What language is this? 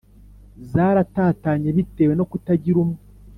Kinyarwanda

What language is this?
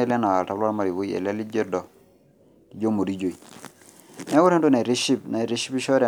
Masai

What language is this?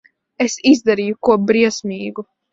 Latvian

